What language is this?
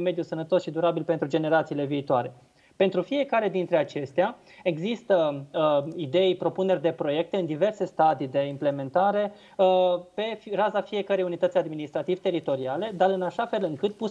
Romanian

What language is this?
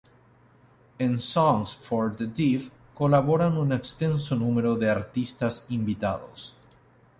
Spanish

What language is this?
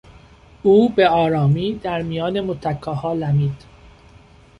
Persian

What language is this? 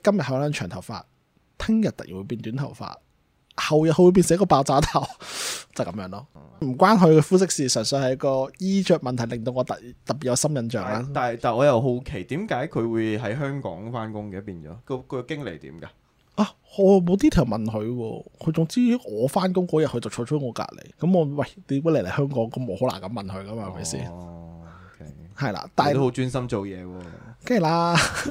Chinese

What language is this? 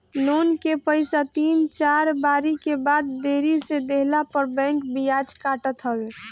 Bhojpuri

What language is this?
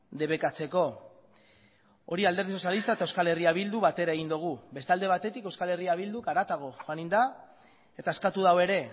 Basque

